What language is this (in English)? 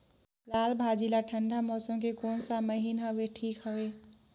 Chhattisgarhi